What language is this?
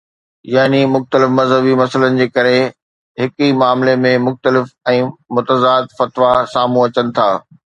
Sindhi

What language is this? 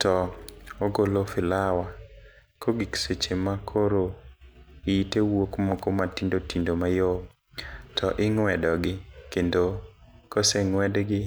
Luo (Kenya and Tanzania)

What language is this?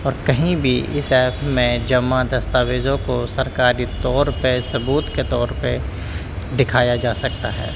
Urdu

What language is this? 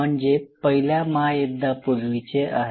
Marathi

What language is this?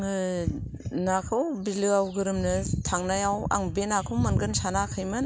Bodo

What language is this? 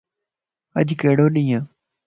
Lasi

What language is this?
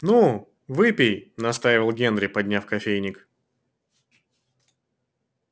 Russian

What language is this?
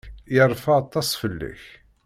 Kabyle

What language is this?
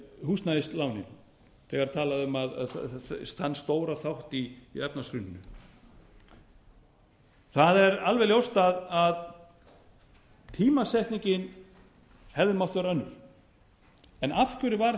Icelandic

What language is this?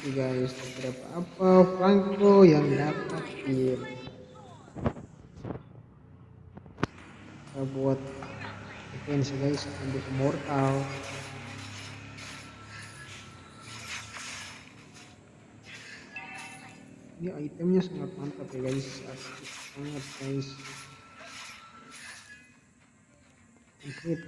Indonesian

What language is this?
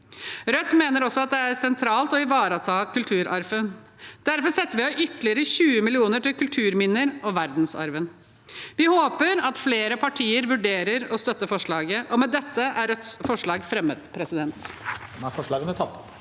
Norwegian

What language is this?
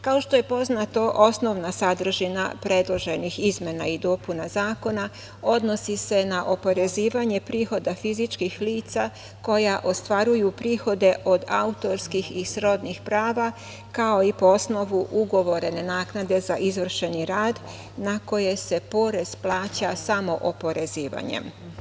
Serbian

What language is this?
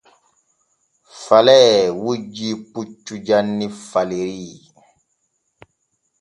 Borgu Fulfulde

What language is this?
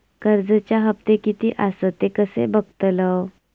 Marathi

